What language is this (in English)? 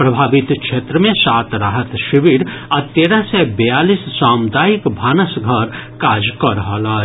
Maithili